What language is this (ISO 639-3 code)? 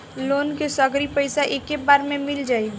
bho